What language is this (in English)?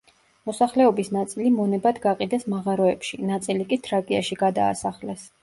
Georgian